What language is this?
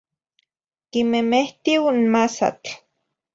Zacatlán-Ahuacatlán-Tepetzintla Nahuatl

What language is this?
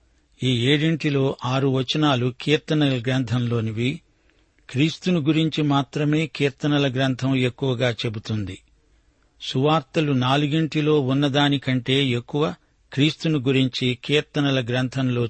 Telugu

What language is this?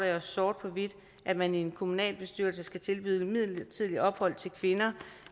Danish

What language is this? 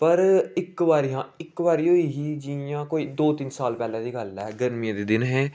Dogri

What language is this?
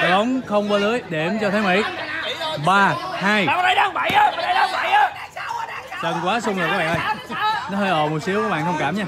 Vietnamese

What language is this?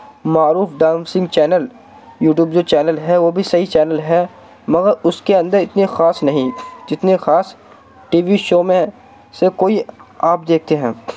Urdu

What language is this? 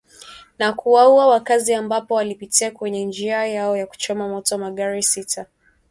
Swahili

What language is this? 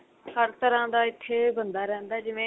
Punjabi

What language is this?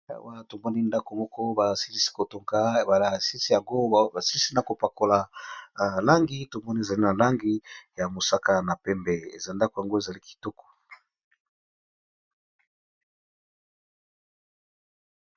Lingala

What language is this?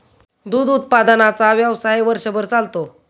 Marathi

